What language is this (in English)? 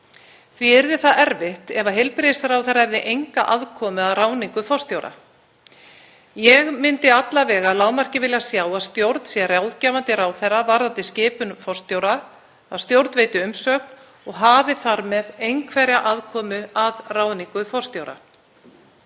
Icelandic